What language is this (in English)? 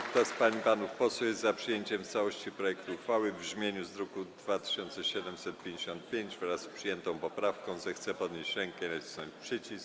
Polish